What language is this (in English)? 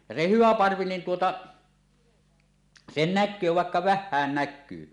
Finnish